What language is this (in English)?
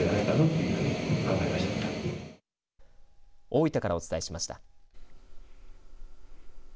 Japanese